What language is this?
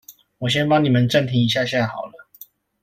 Chinese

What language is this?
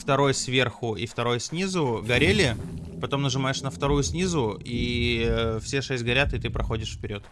Russian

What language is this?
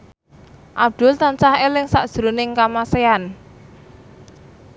Javanese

